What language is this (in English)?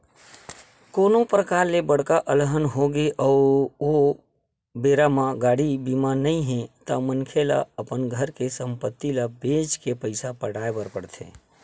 Chhattisgarhi